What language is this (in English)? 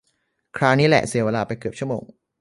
Thai